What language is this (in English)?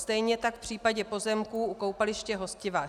Czech